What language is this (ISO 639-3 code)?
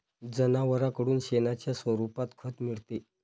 mar